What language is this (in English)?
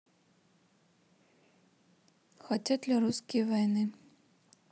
Russian